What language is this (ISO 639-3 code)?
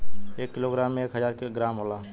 bho